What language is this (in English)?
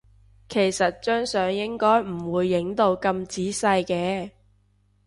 Cantonese